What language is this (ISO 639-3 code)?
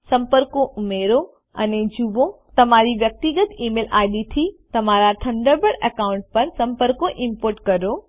guj